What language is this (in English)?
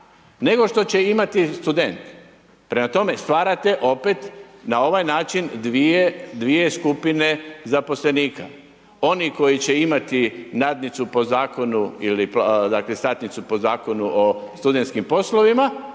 Croatian